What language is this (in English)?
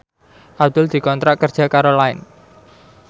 Javanese